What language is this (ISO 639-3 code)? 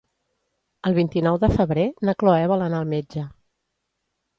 cat